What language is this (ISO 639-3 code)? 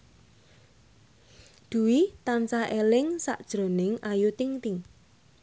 jav